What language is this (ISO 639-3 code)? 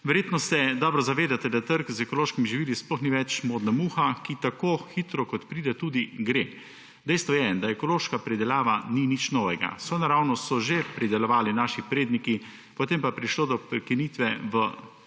slv